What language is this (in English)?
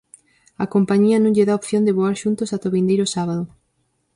Galician